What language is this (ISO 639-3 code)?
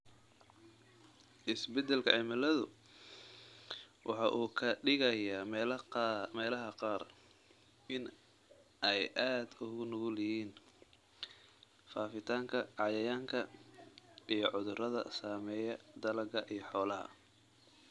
som